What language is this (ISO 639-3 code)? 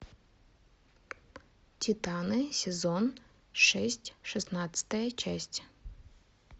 rus